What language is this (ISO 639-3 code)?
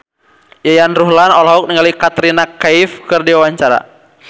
sun